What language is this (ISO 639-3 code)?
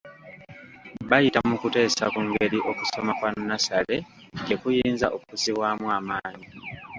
lug